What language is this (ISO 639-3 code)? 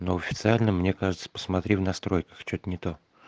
rus